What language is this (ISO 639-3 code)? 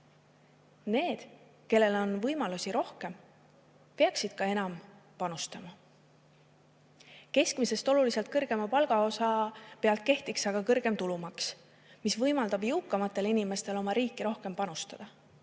est